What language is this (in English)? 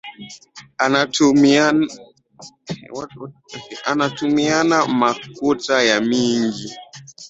Swahili